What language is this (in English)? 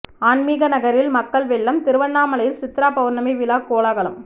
Tamil